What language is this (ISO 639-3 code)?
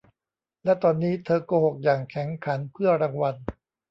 tha